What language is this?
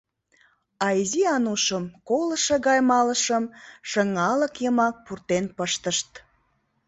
Mari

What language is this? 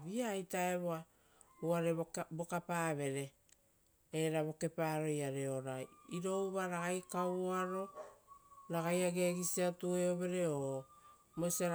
Rotokas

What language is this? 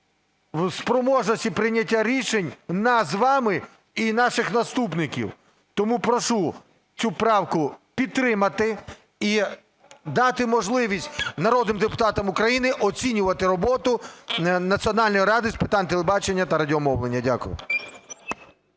Ukrainian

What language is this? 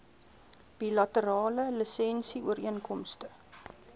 Afrikaans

